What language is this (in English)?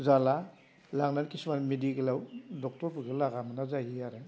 Bodo